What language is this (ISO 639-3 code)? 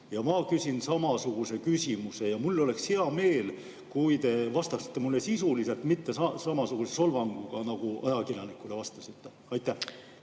est